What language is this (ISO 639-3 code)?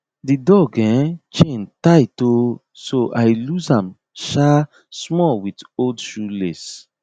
pcm